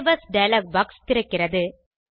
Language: Tamil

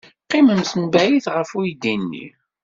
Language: Kabyle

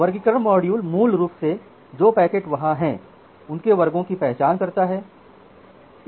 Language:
Hindi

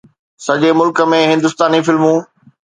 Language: Sindhi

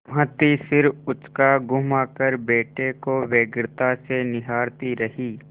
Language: Hindi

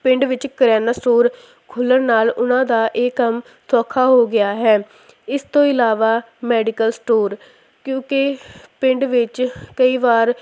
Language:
Punjabi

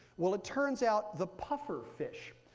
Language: English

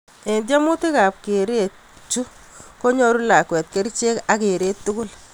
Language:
Kalenjin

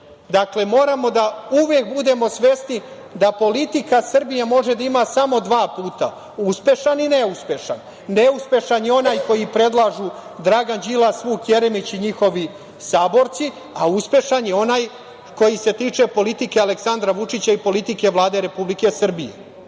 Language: Serbian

